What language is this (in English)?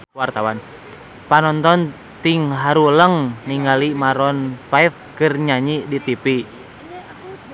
Sundanese